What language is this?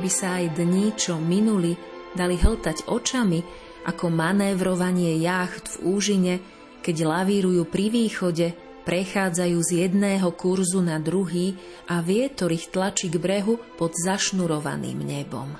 Slovak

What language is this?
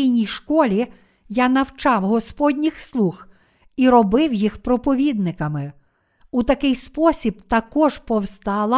Ukrainian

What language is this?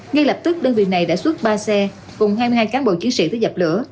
Vietnamese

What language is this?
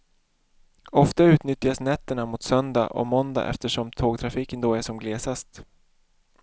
Swedish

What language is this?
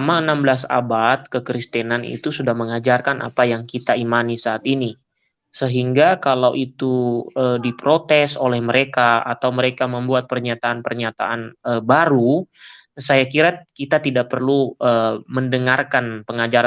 Indonesian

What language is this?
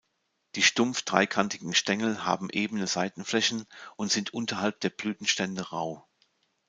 German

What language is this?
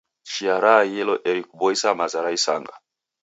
Taita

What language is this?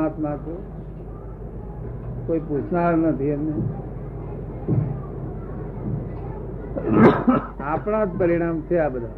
Gujarati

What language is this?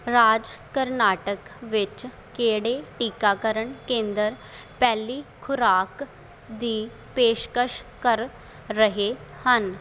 Punjabi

